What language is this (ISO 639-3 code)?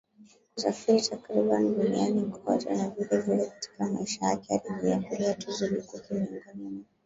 swa